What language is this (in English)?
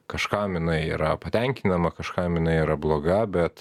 Lithuanian